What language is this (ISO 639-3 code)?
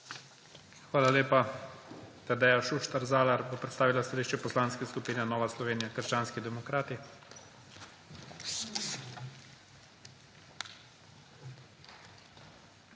slv